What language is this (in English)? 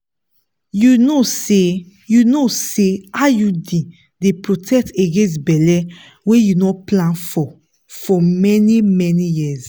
Nigerian Pidgin